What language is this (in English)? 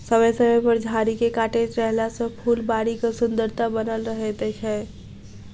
Maithili